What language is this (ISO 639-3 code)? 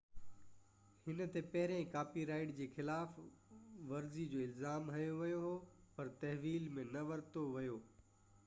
snd